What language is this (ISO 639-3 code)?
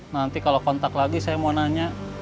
ind